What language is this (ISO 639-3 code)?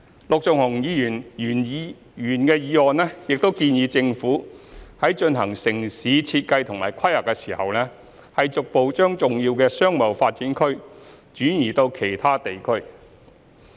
yue